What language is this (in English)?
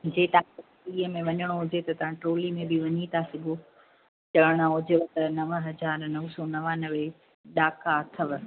Sindhi